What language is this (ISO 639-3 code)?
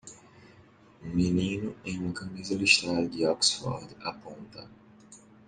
por